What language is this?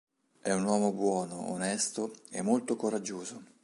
Italian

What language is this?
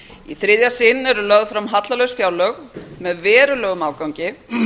Icelandic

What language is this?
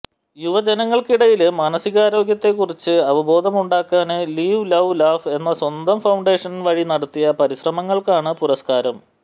Malayalam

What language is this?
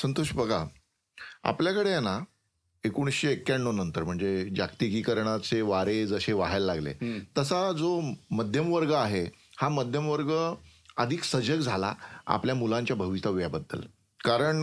Marathi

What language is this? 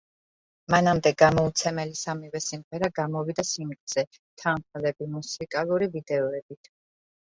Georgian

